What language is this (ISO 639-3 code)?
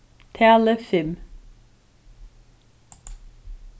fao